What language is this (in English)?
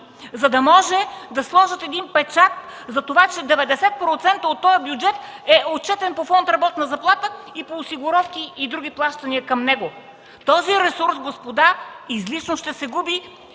Bulgarian